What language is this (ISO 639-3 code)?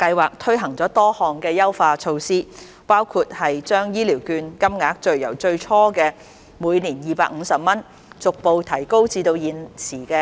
yue